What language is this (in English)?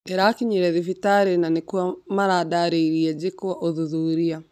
Kikuyu